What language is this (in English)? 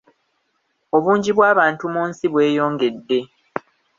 Ganda